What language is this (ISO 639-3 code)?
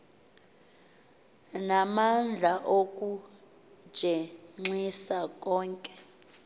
xho